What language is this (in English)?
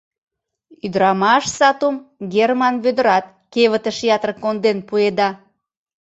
Mari